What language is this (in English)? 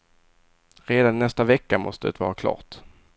Swedish